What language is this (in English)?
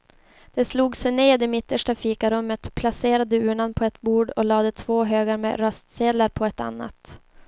Swedish